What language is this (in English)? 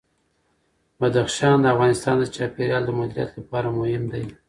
Pashto